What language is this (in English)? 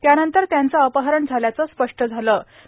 Marathi